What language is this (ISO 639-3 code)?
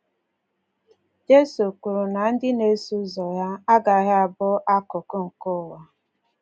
ibo